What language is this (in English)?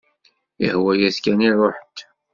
Kabyle